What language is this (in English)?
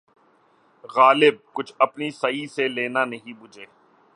Urdu